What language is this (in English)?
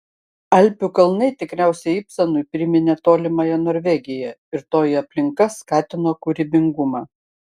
Lithuanian